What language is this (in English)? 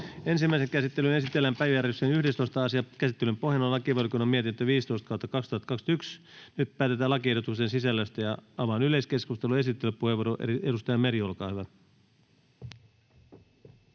Finnish